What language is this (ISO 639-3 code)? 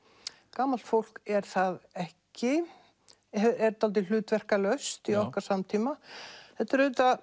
isl